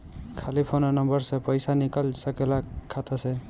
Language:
Bhojpuri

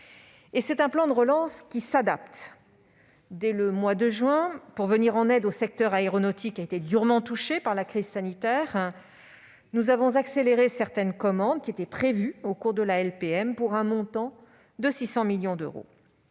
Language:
French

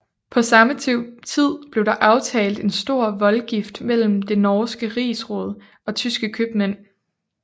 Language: Danish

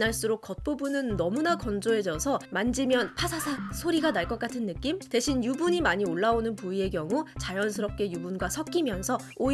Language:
Korean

